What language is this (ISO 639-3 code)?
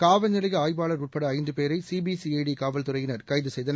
tam